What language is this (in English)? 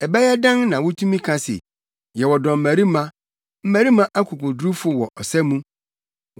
Akan